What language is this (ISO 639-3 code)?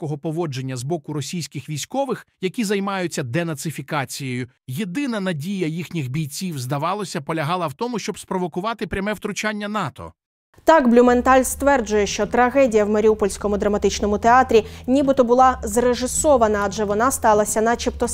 ukr